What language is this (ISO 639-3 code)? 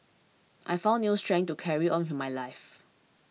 eng